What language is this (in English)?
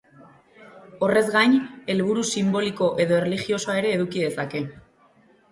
Basque